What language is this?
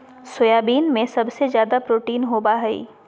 Magahi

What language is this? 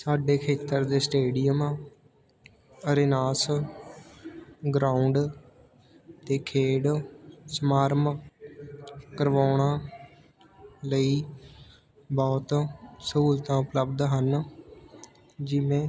Punjabi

